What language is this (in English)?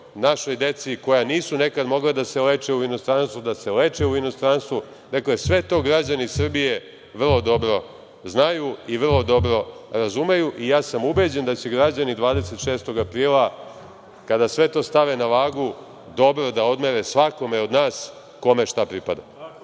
Serbian